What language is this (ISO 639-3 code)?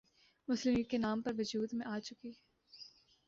urd